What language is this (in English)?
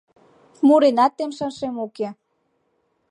Mari